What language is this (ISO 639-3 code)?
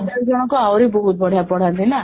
ori